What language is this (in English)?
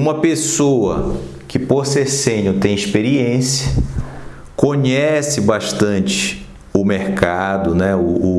Portuguese